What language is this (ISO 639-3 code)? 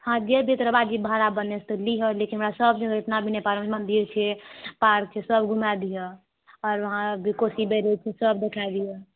mai